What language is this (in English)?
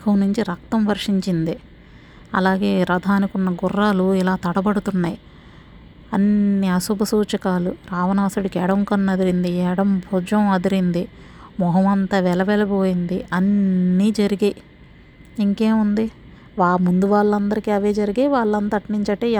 Telugu